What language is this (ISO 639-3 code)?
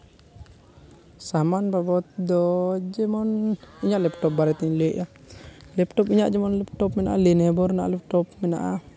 sat